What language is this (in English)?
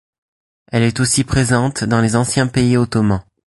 French